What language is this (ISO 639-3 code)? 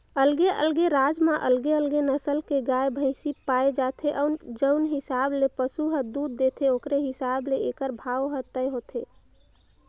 hne